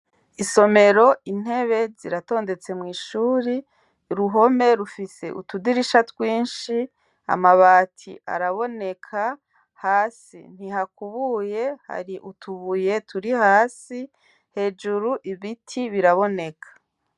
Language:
Rundi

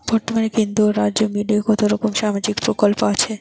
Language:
Bangla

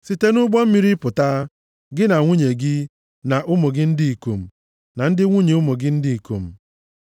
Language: Igbo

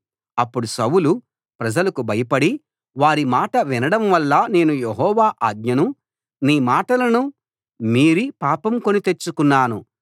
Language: Telugu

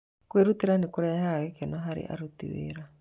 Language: Kikuyu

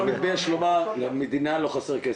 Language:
Hebrew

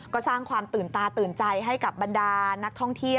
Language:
Thai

